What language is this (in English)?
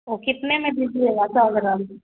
Hindi